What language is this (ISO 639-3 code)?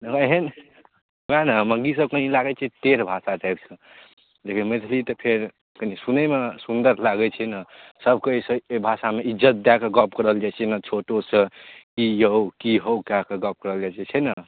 mai